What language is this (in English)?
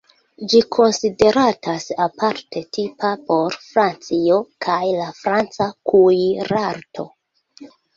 Esperanto